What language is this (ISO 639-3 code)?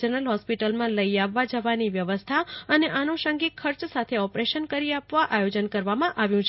guj